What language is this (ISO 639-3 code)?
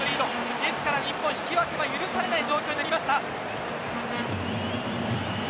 jpn